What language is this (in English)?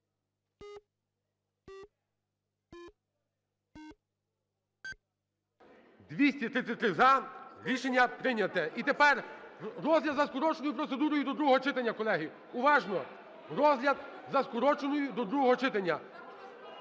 Ukrainian